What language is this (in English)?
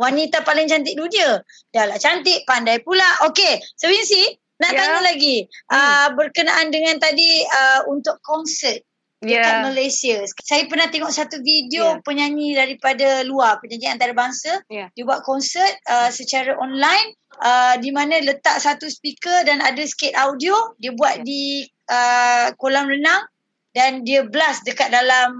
Malay